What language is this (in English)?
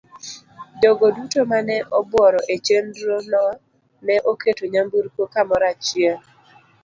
Luo (Kenya and Tanzania)